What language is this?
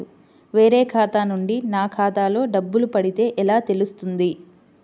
Telugu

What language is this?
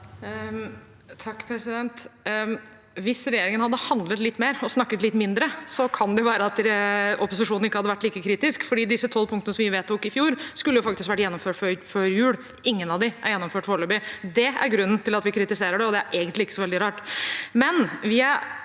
Norwegian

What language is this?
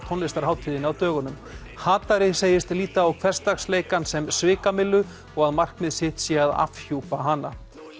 Icelandic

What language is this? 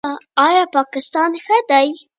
Pashto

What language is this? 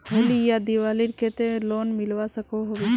Magahi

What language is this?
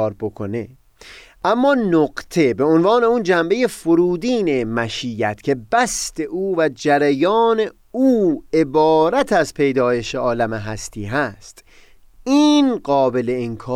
Persian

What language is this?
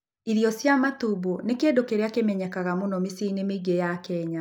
Kikuyu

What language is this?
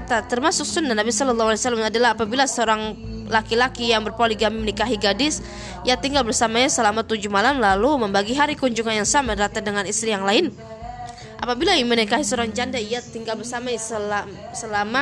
Indonesian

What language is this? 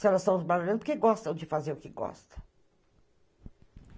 Portuguese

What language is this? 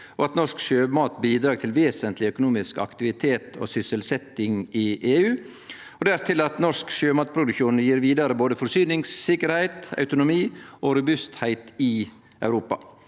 Norwegian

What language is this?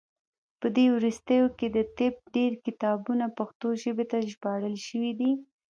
Pashto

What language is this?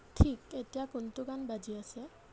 Assamese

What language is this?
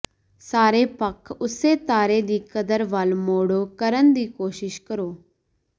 Punjabi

